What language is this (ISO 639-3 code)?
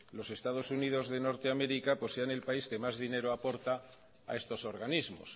spa